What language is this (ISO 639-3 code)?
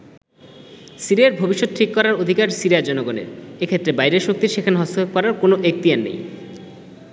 ben